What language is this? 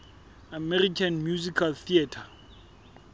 Southern Sotho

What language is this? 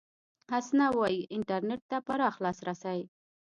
Pashto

